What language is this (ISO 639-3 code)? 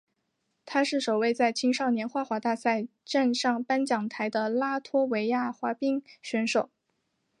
zho